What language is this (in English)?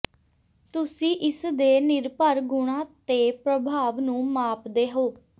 Punjabi